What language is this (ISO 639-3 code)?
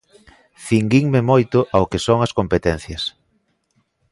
glg